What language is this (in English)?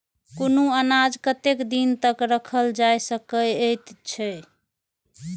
Maithili